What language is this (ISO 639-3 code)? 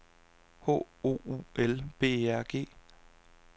dan